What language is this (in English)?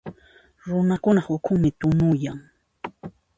Puno Quechua